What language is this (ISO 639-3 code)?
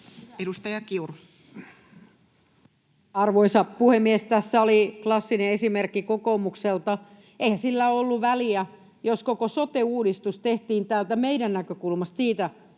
fin